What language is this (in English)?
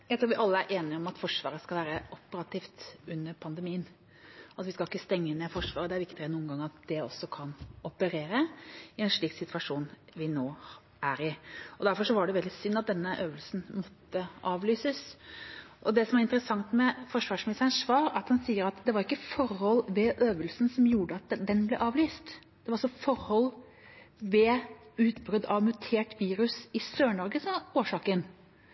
Norwegian Bokmål